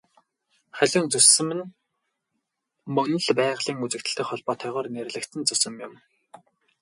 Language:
Mongolian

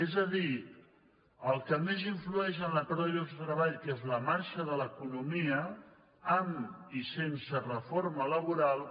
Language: Catalan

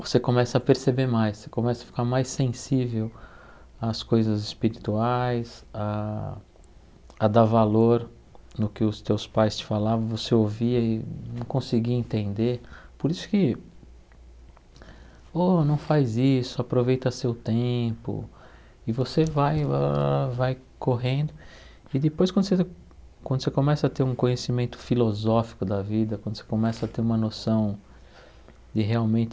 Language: Portuguese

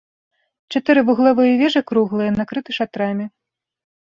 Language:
Belarusian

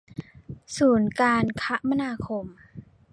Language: Thai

